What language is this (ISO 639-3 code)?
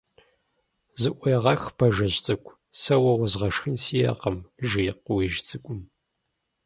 kbd